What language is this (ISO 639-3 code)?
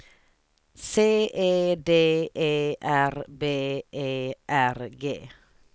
swe